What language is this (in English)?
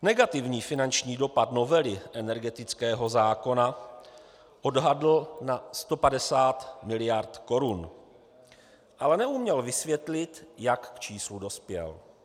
Czech